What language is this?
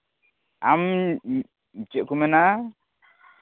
Santali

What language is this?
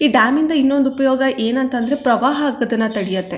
Kannada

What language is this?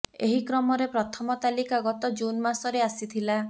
Odia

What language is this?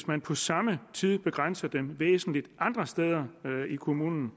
Danish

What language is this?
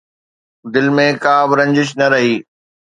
Sindhi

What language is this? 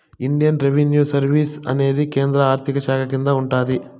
Telugu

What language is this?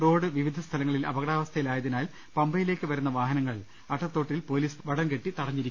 Malayalam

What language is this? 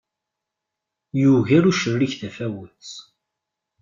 Kabyle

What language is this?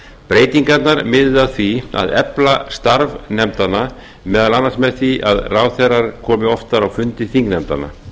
Icelandic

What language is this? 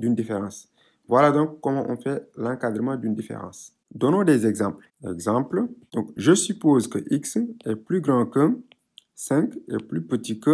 French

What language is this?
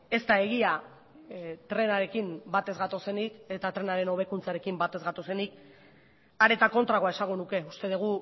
Basque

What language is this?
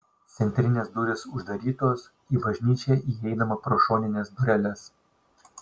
Lithuanian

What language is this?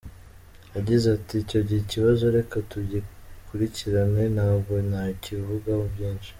Kinyarwanda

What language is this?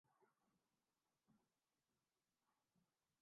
Urdu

